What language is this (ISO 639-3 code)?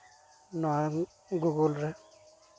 sat